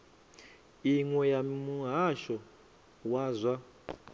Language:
Venda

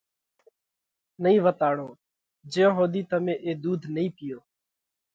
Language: Parkari Koli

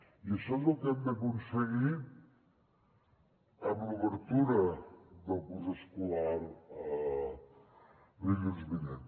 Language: Catalan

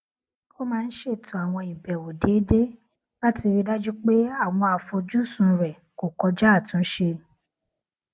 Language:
Yoruba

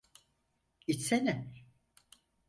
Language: Turkish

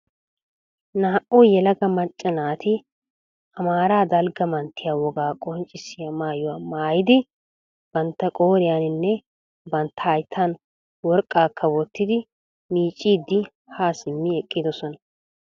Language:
Wolaytta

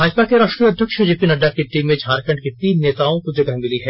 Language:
Hindi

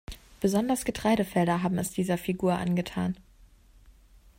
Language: German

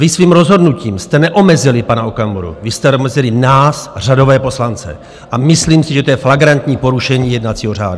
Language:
Czech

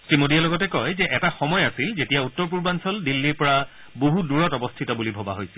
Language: Assamese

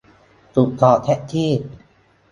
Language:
Thai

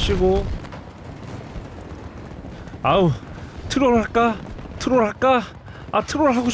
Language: Korean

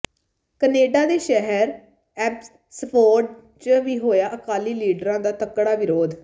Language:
Punjabi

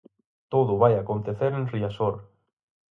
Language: Galician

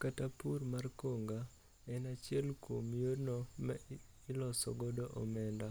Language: Luo (Kenya and Tanzania)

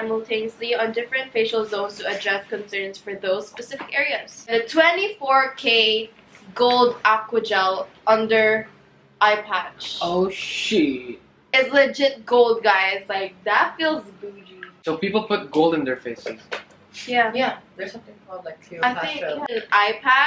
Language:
English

